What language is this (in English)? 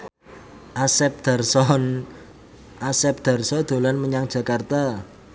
Javanese